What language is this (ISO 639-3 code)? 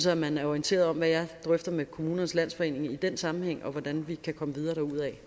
dan